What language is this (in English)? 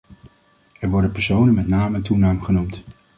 Dutch